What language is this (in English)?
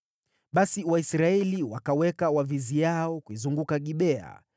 Swahili